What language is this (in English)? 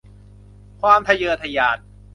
Thai